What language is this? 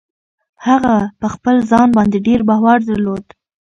Pashto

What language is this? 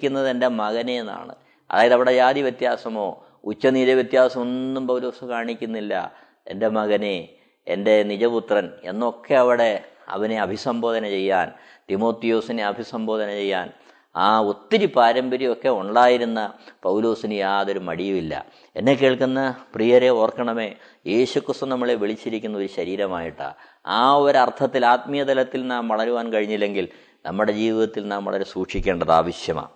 Malayalam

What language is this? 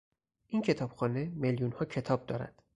Persian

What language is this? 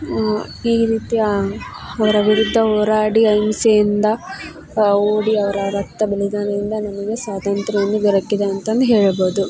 Kannada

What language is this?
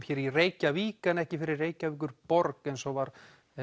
Icelandic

